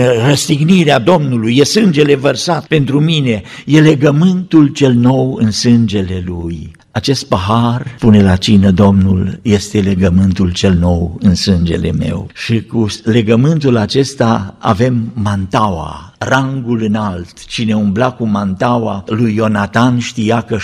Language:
Romanian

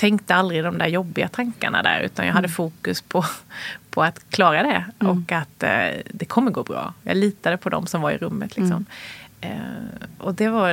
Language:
Swedish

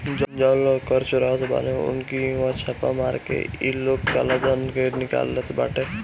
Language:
Bhojpuri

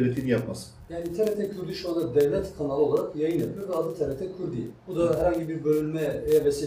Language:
Turkish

